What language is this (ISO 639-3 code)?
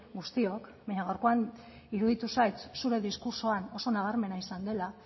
eus